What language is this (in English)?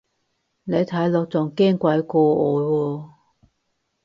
Cantonese